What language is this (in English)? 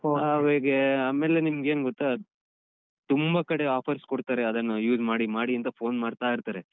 Kannada